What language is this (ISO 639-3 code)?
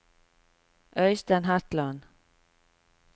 nor